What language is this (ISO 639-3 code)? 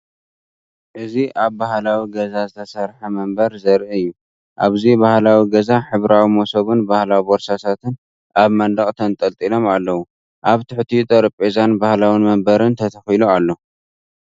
tir